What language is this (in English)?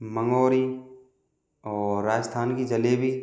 Hindi